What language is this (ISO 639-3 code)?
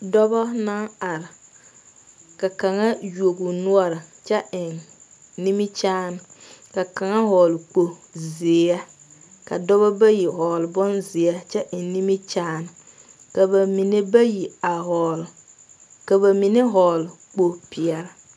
dga